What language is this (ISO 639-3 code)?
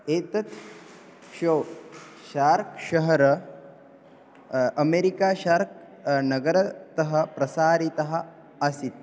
san